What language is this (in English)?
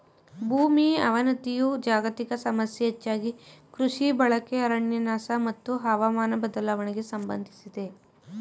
Kannada